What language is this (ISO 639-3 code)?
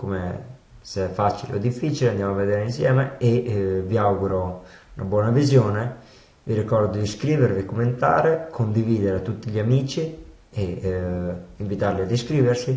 ita